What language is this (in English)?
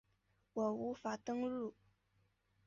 Chinese